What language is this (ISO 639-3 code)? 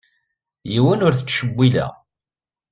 kab